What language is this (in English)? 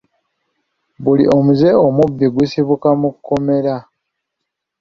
Ganda